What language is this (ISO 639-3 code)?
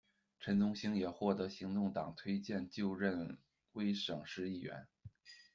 zho